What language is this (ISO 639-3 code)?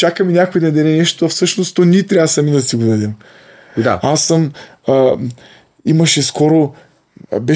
bul